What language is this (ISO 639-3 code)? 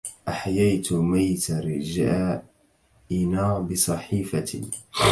ara